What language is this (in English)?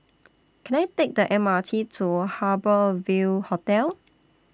English